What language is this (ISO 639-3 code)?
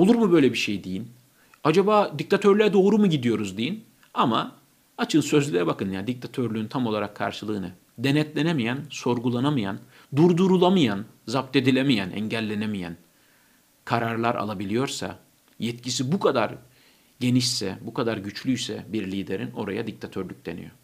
tur